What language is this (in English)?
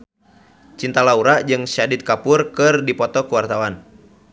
Sundanese